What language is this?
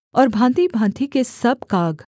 Hindi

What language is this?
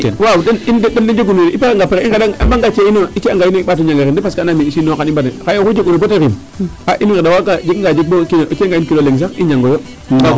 Serer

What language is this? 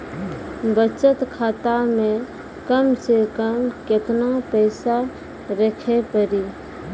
Maithili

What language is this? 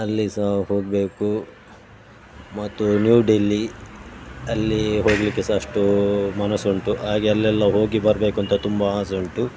Kannada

